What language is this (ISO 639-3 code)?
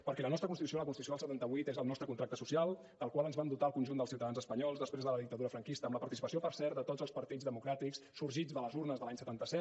cat